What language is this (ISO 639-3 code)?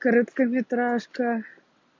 rus